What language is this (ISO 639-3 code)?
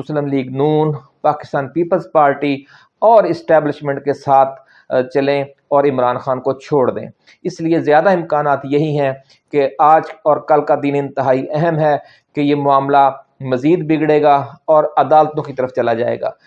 urd